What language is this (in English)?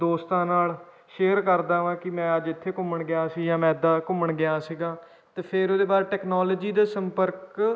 Punjabi